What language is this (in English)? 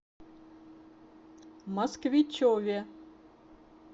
Russian